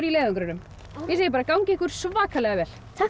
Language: Icelandic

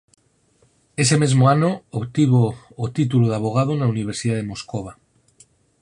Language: Galician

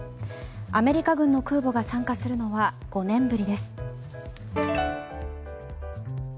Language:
Japanese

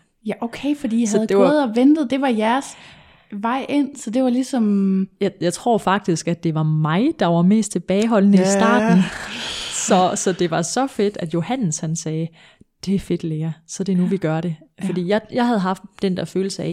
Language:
Danish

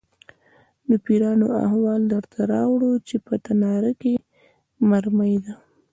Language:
Pashto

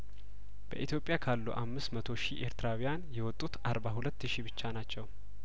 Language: Amharic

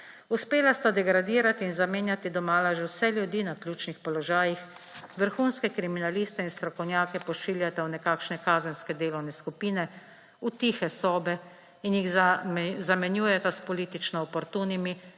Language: Slovenian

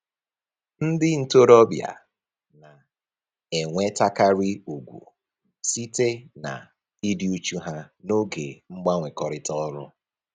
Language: Igbo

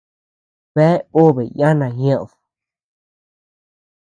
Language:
Tepeuxila Cuicatec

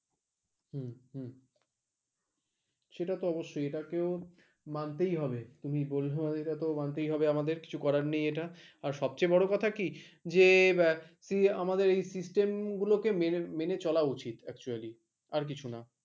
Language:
Bangla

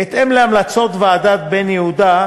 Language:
Hebrew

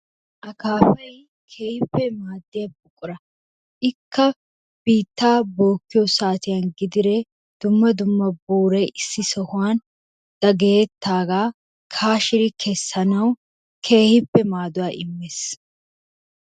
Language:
Wolaytta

